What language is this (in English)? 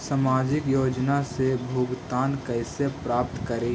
Magahi